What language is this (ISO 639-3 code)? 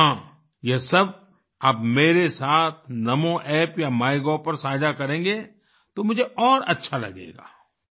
hin